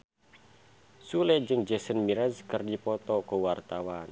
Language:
Sundanese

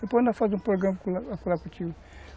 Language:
Portuguese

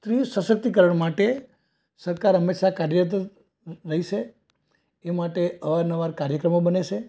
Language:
Gujarati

